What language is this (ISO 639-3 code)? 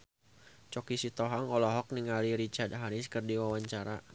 sun